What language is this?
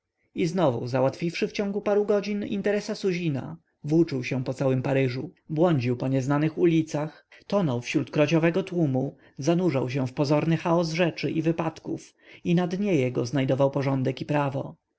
Polish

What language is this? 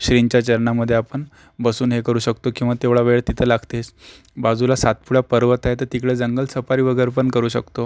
Marathi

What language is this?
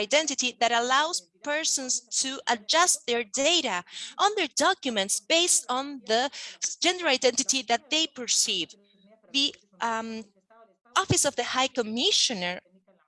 English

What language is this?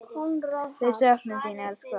Icelandic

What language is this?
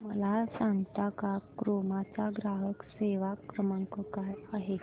Marathi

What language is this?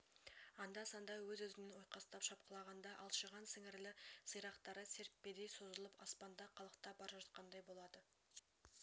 Kazakh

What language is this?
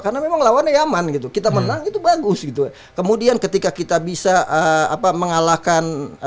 Indonesian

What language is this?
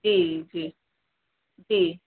Sindhi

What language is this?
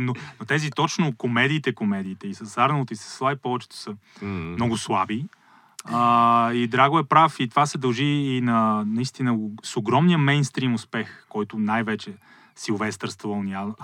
Bulgarian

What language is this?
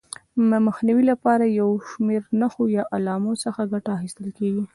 Pashto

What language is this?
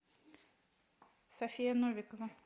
Russian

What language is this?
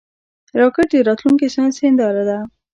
Pashto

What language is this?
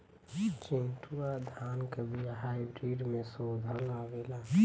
Bhojpuri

